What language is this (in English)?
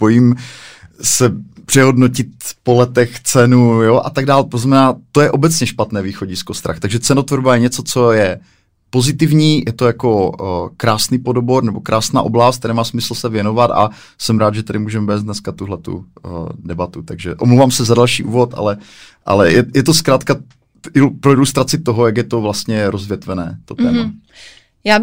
Czech